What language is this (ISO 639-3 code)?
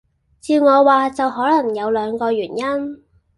yue